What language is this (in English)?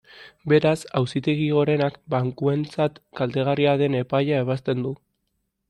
Basque